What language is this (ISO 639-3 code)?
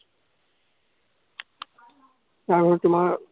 asm